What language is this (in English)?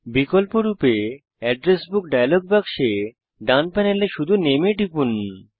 Bangla